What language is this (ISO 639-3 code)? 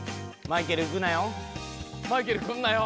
jpn